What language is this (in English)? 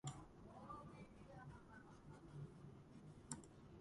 Georgian